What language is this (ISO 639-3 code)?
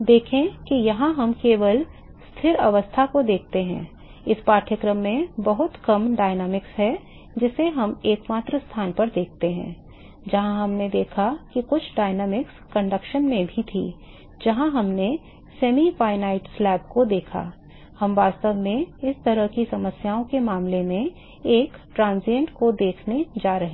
hin